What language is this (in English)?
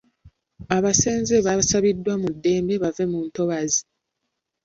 Ganda